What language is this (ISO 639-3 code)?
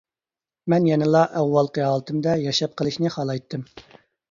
uig